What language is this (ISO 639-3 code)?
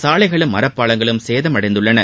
tam